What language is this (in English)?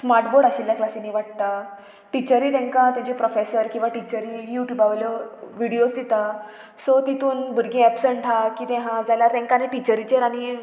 Konkani